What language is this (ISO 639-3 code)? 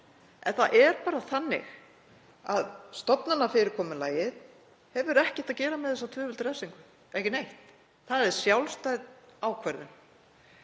isl